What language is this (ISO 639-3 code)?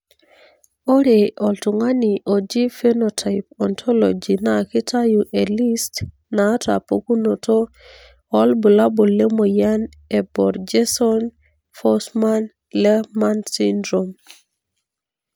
mas